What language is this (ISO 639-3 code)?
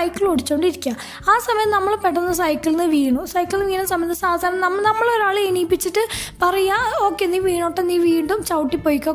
mal